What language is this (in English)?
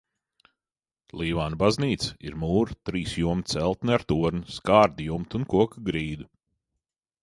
Latvian